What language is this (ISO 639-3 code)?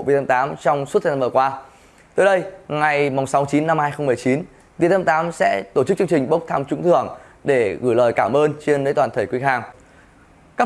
vie